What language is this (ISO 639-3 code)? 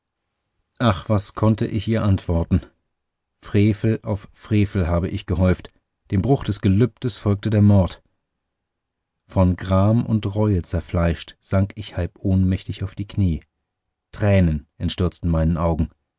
deu